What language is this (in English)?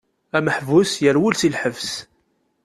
Kabyle